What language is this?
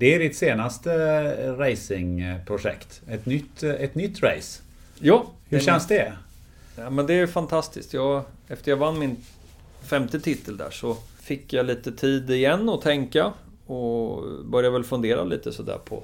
Swedish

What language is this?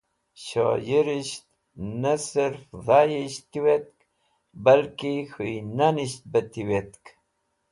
Wakhi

